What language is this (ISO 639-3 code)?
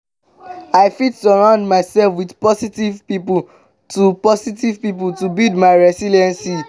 pcm